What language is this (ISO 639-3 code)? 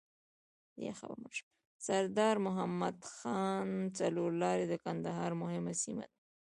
pus